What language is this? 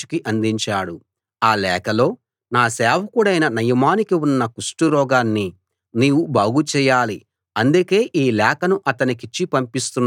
Telugu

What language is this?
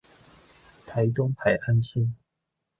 Chinese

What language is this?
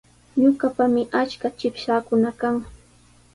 Sihuas Ancash Quechua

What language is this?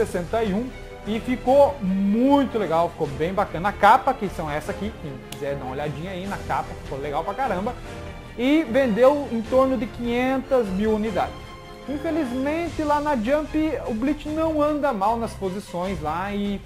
Portuguese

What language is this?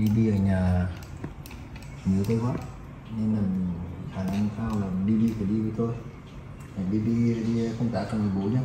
Vietnamese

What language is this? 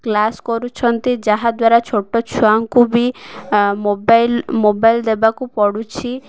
Odia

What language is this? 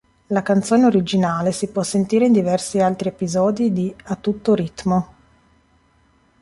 Italian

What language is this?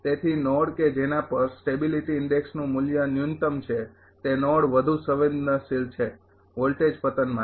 Gujarati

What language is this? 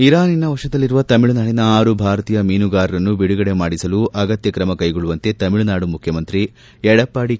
Kannada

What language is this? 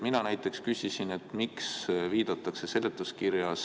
Estonian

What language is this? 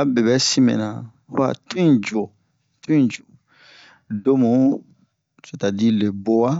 Bomu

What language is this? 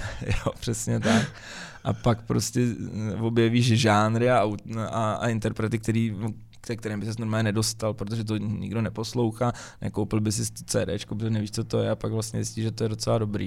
Czech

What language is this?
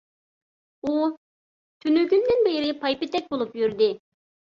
Uyghur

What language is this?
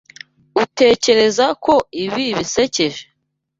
Kinyarwanda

